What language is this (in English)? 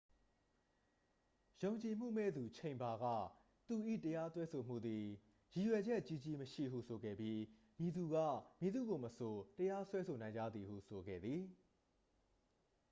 Burmese